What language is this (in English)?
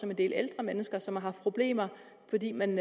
Danish